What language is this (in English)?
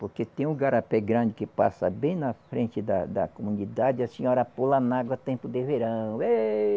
Portuguese